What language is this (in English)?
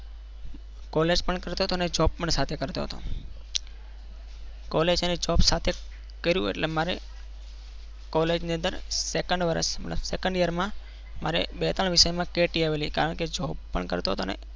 Gujarati